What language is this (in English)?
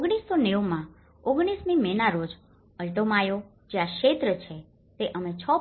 Gujarati